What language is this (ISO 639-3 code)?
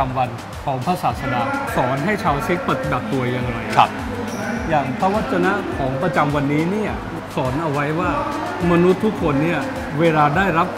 tha